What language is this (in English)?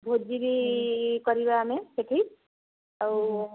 Odia